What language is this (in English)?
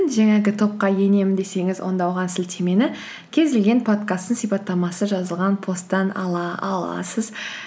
Kazakh